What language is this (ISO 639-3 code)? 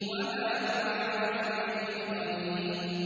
ara